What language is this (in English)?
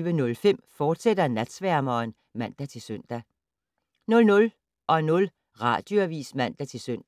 Danish